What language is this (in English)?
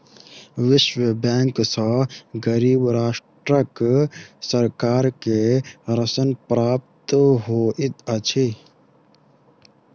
Maithili